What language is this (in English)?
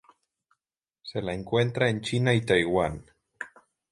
Spanish